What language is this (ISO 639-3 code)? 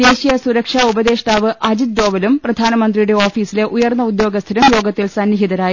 mal